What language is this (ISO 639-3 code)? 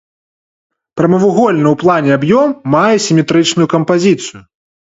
bel